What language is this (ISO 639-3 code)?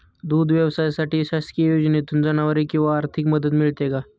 mar